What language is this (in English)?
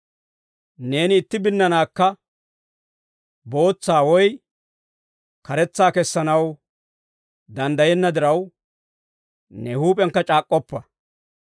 Dawro